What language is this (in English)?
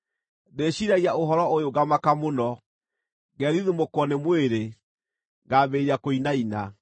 Kikuyu